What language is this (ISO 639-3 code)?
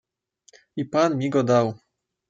pol